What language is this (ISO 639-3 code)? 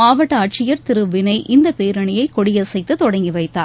tam